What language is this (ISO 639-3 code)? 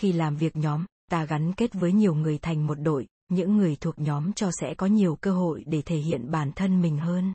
vie